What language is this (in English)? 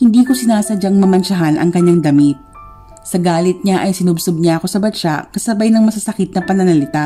Filipino